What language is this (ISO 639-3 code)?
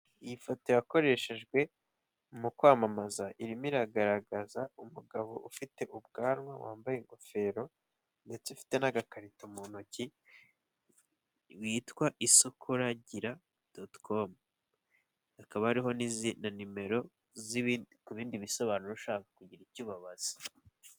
kin